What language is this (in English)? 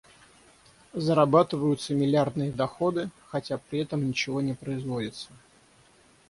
Russian